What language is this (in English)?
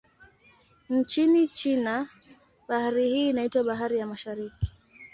Swahili